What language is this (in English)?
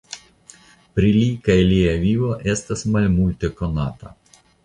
Esperanto